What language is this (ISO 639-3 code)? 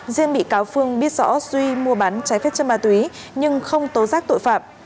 vie